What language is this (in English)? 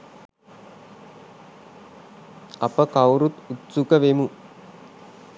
Sinhala